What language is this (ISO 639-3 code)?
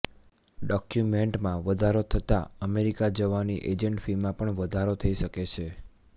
guj